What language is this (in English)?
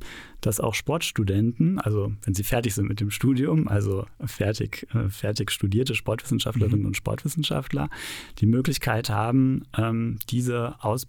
German